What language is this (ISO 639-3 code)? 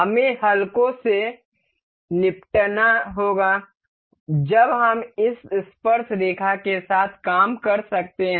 hin